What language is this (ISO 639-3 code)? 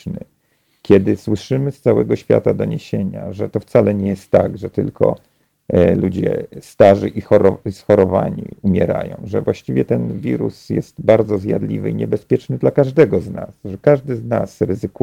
pol